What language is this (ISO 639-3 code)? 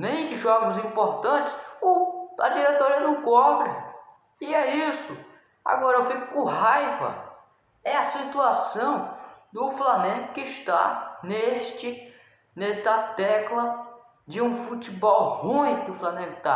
por